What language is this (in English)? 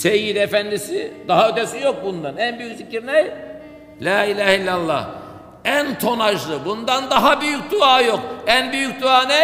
Turkish